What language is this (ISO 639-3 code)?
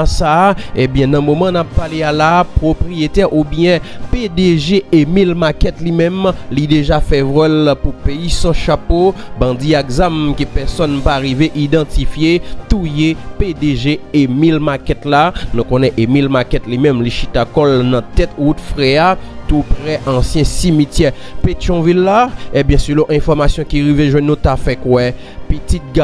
fra